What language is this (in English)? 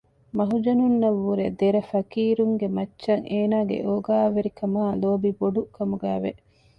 Divehi